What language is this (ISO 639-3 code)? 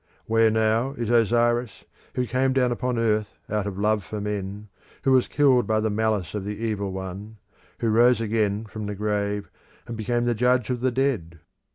eng